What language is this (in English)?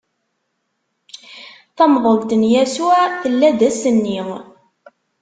Kabyle